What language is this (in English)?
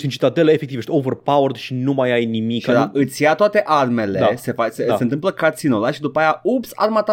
Romanian